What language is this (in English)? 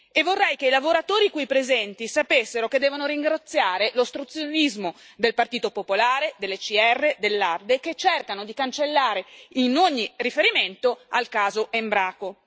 Italian